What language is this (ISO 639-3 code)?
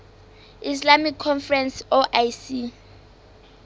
sot